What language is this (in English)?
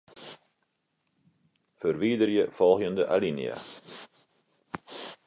Western Frisian